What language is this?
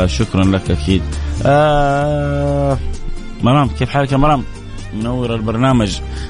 Arabic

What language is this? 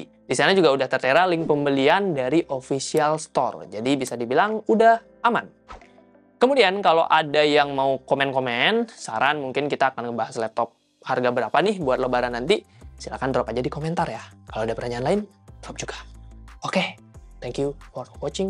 Indonesian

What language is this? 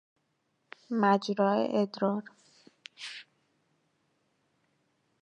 Persian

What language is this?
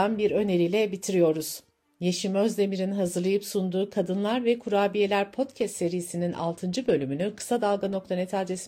Turkish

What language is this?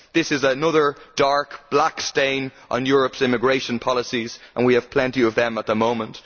English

